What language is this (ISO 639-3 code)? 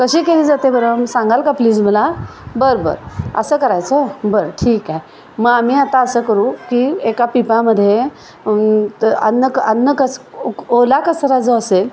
mar